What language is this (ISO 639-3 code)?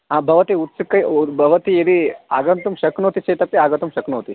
san